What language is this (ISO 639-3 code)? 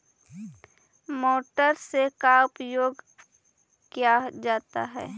mag